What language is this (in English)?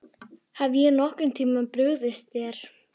Icelandic